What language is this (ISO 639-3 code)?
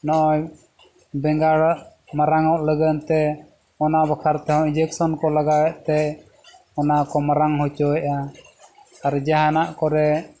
sat